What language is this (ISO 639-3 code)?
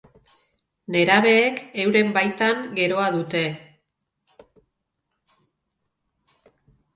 eus